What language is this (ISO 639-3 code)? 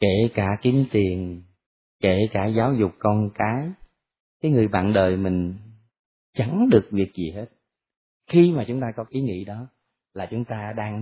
vie